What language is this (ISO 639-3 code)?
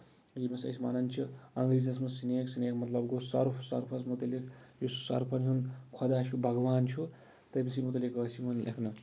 kas